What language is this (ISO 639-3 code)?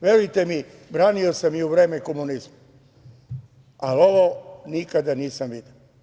srp